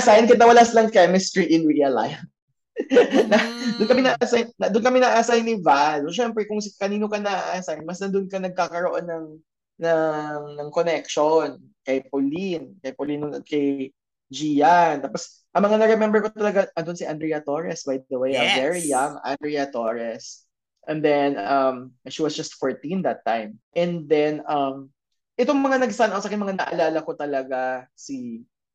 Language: Filipino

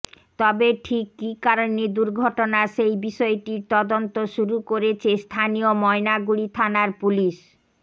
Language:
Bangla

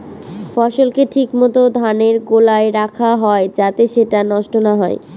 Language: Bangla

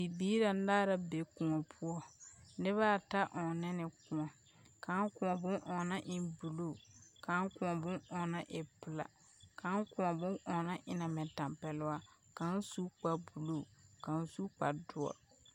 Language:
Southern Dagaare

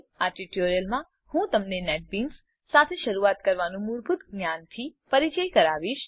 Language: Gujarati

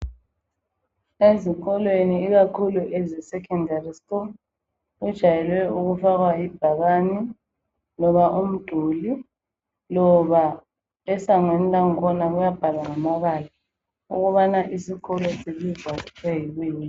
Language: North Ndebele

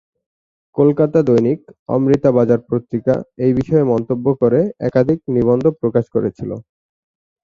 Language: Bangla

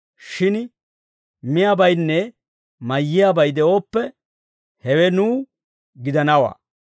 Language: Dawro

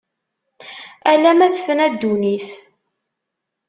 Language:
Kabyle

